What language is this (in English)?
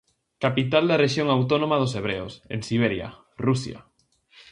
Galician